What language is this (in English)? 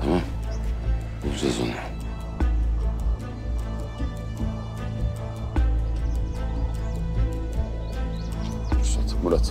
Turkish